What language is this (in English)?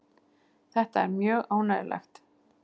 Icelandic